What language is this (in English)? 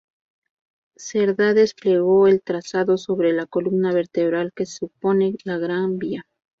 Spanish